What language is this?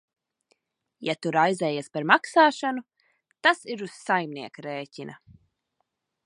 Latvian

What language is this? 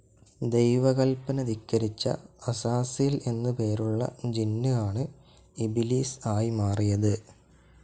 Malayalam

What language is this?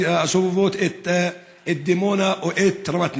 Hebrew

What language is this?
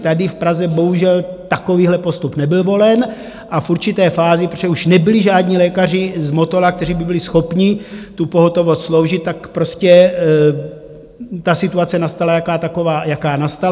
Czech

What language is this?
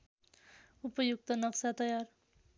Nepali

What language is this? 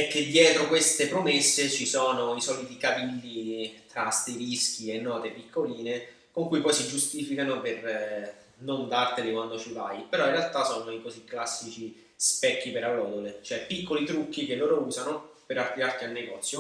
Italian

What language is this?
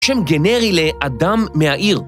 Hebrew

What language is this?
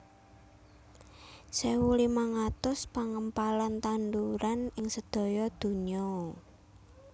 Javanese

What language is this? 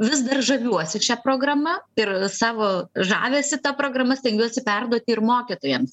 Lithuanian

